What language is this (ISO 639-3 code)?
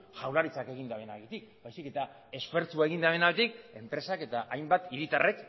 eus